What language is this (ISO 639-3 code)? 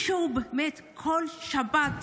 heb